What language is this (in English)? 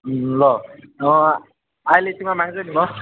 Nepali